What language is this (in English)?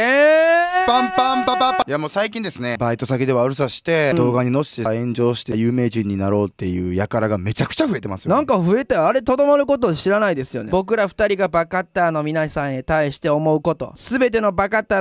Japanese